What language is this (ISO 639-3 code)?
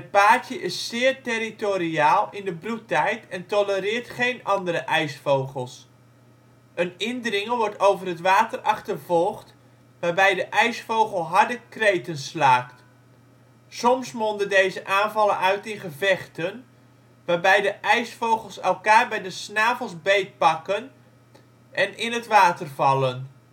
nld